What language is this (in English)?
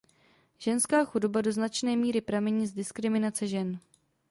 Czech